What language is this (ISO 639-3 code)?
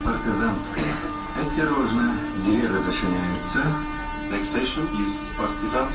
rus